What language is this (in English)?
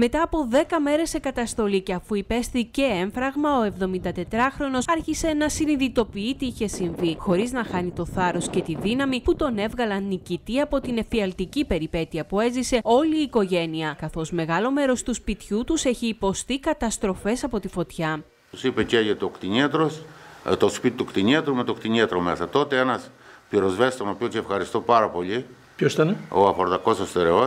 Greek